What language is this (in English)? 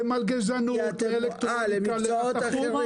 Hebrew